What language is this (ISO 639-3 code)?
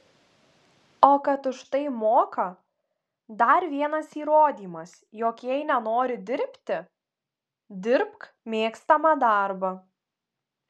lit